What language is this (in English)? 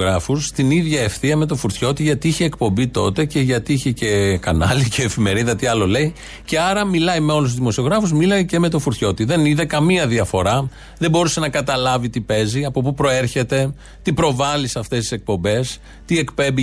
Greek